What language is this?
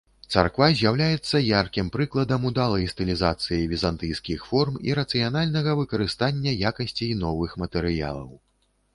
Belarusian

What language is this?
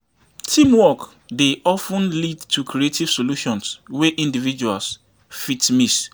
Nigerian Pidgin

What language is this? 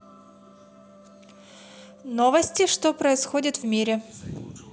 Russian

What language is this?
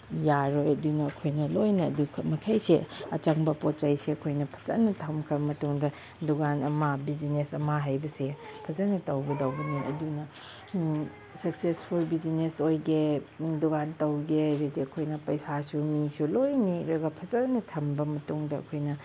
Manipuri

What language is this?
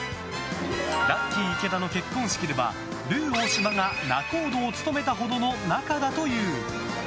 Japanese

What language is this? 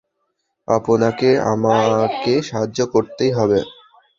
Bangla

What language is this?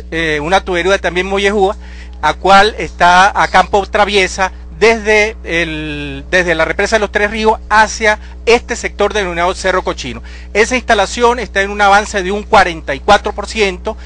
Spanish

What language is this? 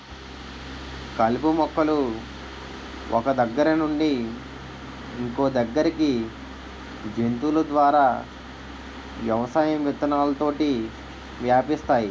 Telugu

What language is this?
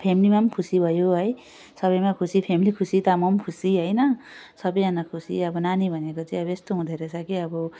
Nepali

